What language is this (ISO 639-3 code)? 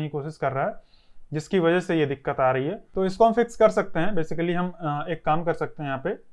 hin